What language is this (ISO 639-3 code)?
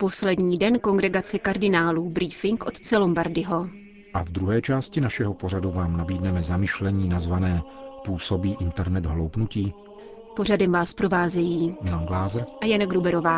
ces